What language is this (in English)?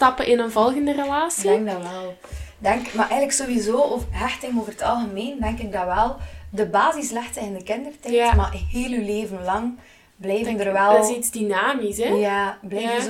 Dutch